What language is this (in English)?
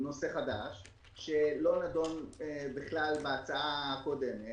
Hebrew